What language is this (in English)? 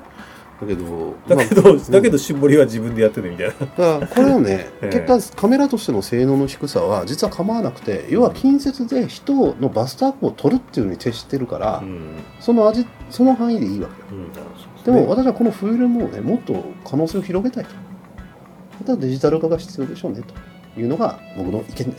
Japanese